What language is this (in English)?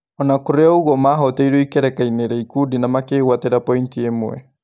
Kikuyu